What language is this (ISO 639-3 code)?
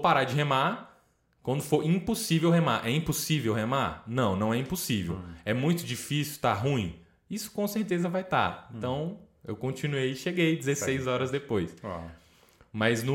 por